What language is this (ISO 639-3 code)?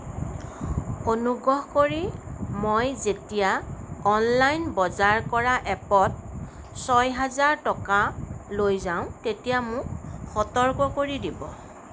asm